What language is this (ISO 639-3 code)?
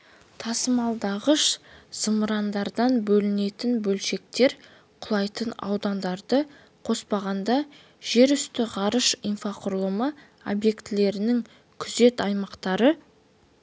kaz